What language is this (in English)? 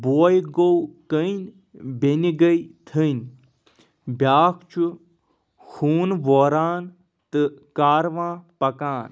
Kashmiri